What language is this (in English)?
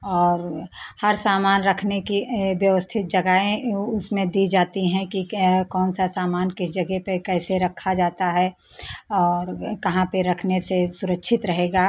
Hindi